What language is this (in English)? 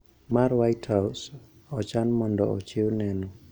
Luo (Kenya and Tanzania)